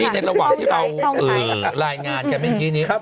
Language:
Thai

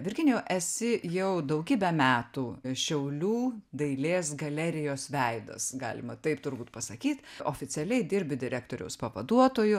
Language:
Lithuanian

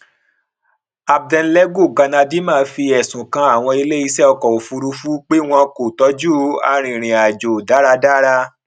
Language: Yoruba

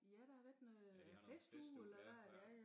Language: Danish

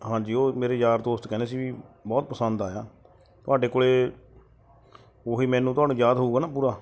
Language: Punjabi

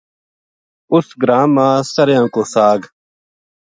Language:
Gujari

